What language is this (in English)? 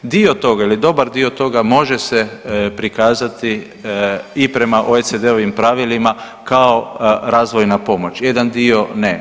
Croatian